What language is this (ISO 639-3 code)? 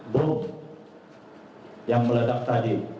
ind